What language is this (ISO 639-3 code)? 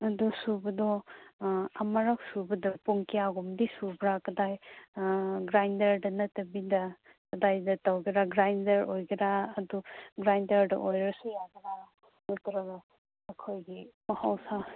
mni